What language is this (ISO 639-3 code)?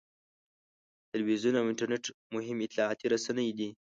pus